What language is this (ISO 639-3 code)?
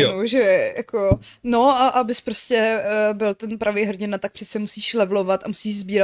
ces